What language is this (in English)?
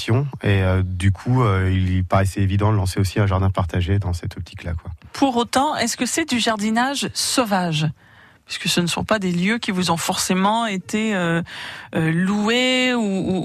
French